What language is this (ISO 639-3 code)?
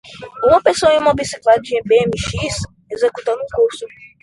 por